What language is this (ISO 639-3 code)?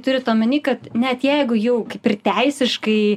lit